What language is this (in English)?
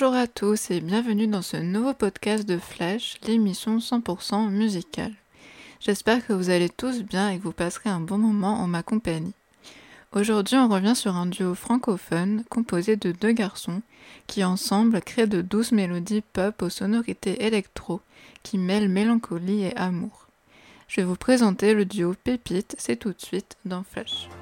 French